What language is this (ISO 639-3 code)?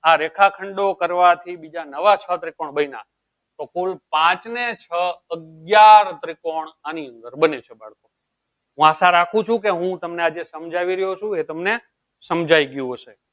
guj